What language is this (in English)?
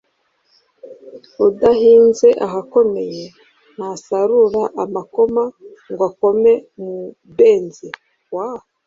Kinyarwanda